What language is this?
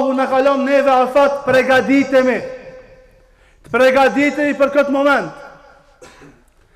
Arabic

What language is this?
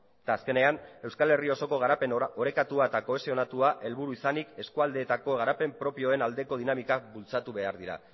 Basque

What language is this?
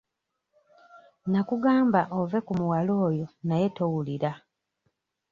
Ganda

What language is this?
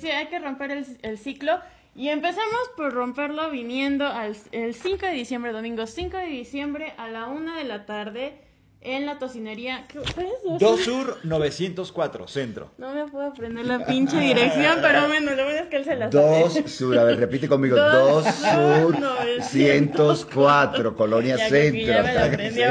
Spanish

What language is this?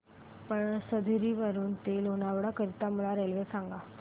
Marathi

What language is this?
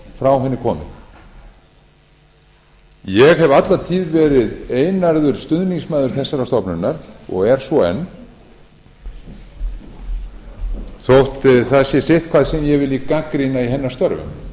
Icelandic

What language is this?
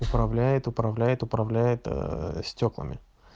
Russian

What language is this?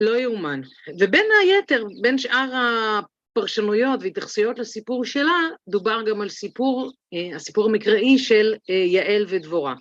Hebrew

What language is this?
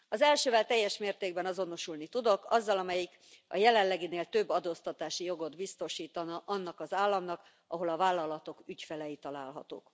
Hungarian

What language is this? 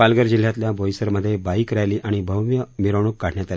Marathi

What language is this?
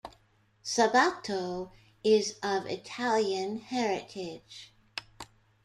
English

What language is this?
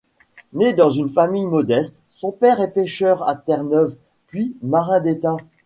French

